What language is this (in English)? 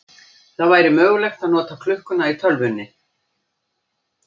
Icelandic